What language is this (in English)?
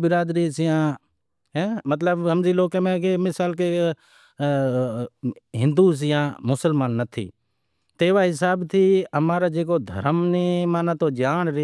Wadiyara Koli